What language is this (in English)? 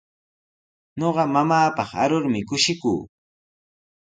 Sihuas Ancash Quechua